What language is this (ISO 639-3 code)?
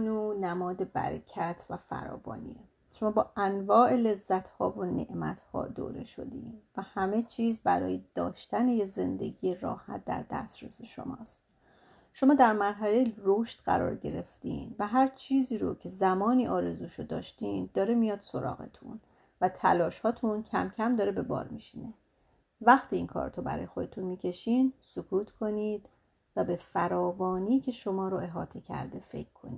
fas